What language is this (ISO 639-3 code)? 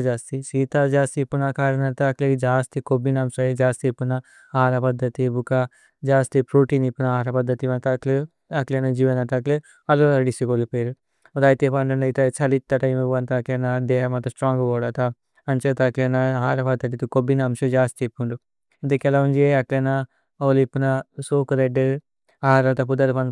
tcy